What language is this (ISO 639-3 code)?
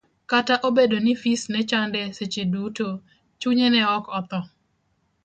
luo